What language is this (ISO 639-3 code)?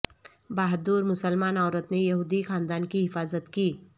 urd